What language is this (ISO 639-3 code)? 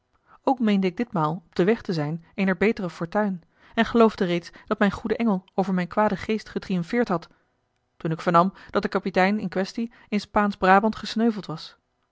nld